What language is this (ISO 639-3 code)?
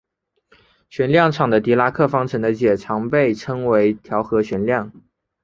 zho